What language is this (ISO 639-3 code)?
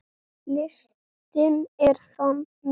isl